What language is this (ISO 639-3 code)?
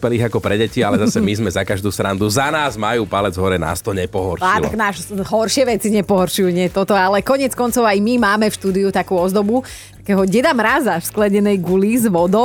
slk